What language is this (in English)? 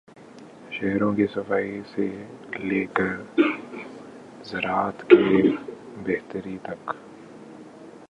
Urdu